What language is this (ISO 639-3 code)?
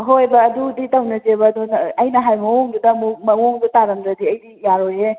mni